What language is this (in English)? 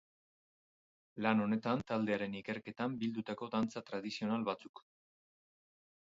Basque